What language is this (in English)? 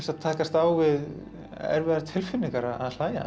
Icelandic